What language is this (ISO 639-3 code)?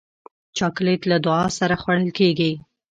pus